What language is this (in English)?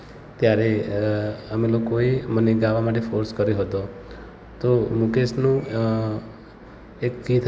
Gujarati